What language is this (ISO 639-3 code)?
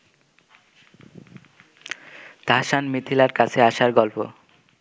ben